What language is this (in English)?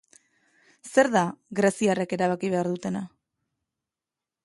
Basque